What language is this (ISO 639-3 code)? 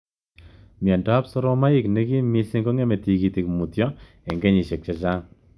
kln